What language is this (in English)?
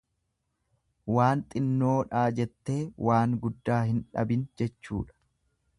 Oromo